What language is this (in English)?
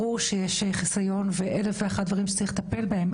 Hebrew